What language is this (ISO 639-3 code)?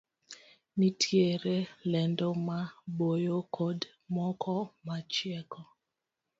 luo